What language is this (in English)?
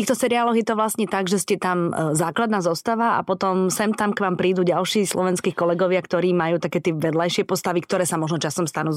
Slovak